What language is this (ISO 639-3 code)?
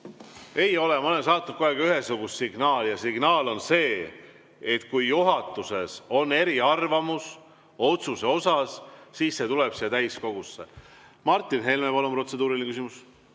est